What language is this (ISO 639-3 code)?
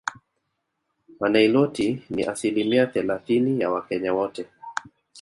swa